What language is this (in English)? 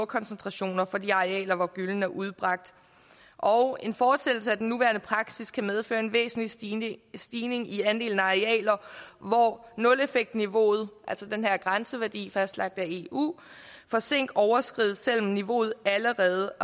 Danish